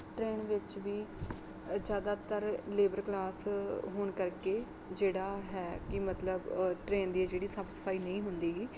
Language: Punjabi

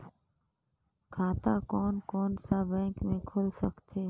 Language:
Chhattisgarhi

